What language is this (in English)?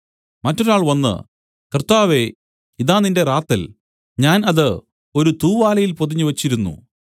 Malayalam